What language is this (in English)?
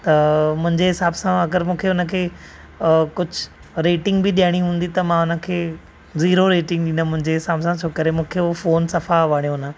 Sindhi